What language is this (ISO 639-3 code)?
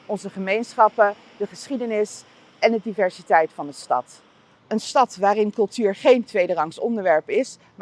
nld